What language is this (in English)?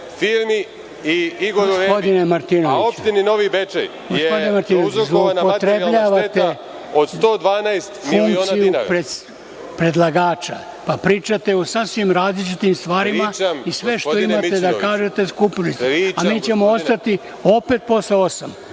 Serbian